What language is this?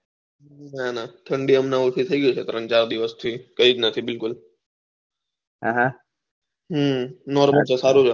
Gujarati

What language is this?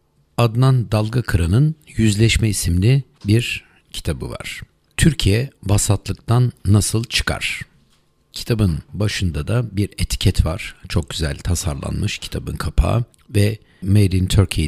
Turkish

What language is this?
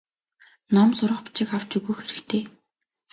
Mongolian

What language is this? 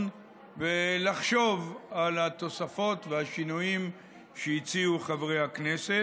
Hebrew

